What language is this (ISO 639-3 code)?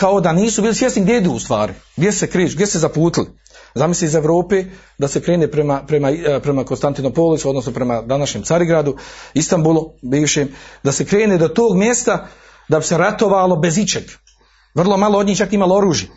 hrv